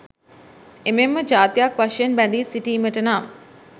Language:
Sinhala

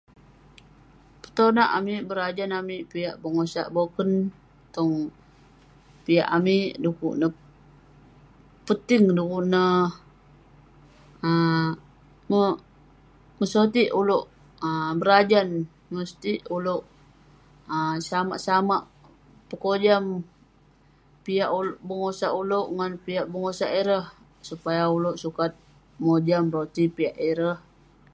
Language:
Western Penan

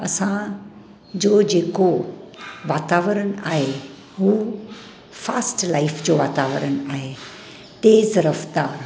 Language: Sindhi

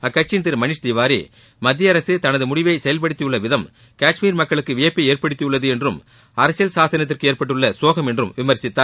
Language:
Tamil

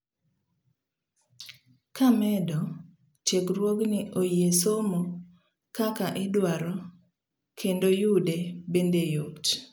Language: Luo (Kenya and Tanzania)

